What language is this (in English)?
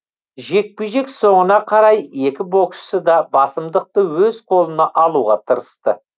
Kazakh